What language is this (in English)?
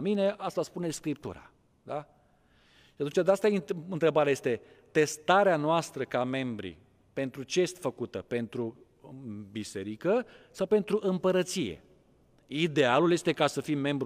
Romanian